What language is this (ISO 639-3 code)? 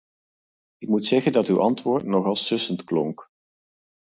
nld